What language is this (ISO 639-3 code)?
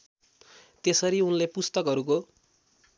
nep